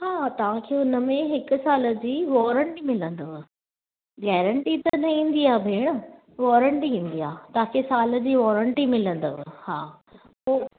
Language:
Sindhi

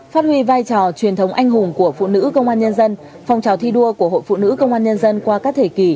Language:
Vietnamese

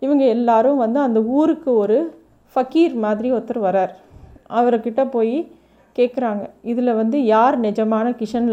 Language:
Tamil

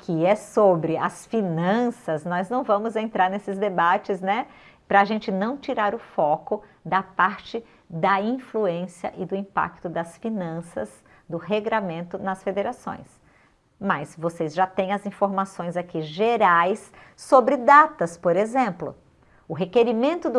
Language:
Portuguese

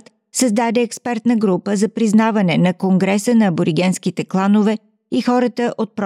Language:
Bulgarian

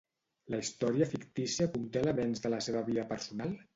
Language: Catalan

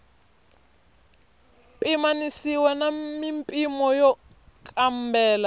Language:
Tsonga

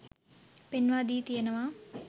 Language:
Sinhala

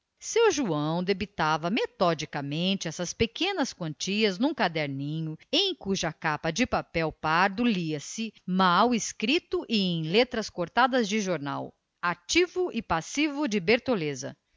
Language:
Portuguese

